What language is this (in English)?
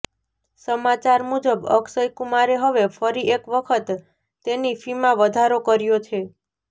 Gujarati